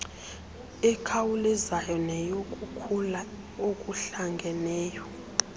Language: Xhosa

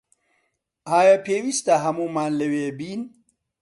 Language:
Central Kurdish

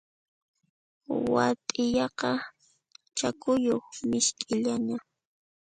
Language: Puno Quechua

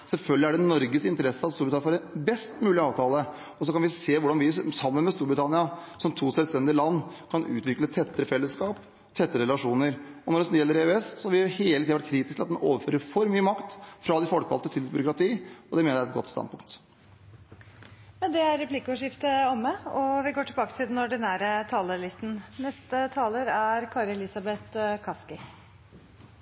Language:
Norwegian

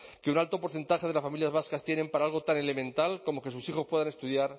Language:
Spanish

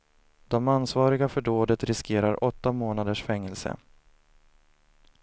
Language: Swedish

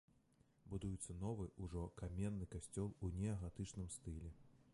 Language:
Belarusian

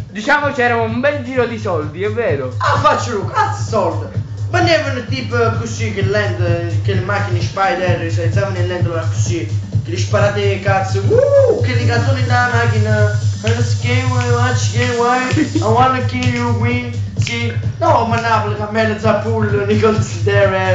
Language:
Italian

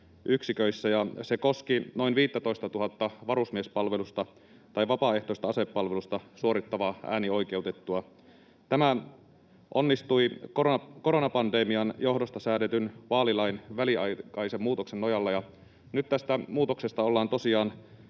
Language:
Finnish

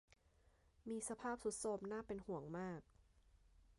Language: Thai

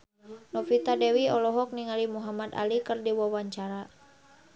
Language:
Sundanese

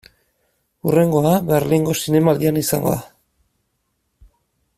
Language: Basque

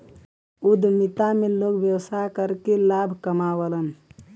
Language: Bhojpuri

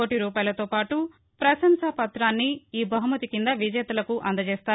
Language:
Telugu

